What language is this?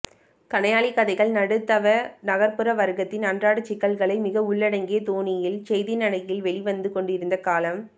Tamil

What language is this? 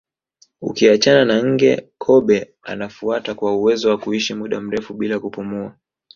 Swahili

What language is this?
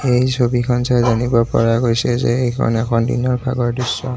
Assamese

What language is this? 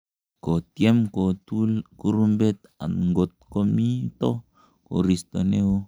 Kalenjin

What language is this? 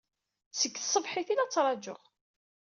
Kabyle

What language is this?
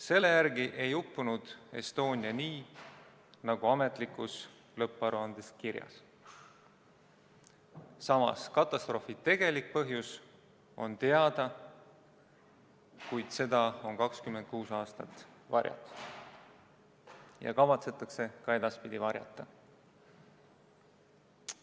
Estonian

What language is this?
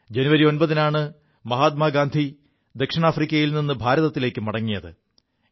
Malayalam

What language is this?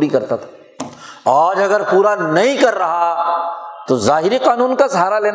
Urdu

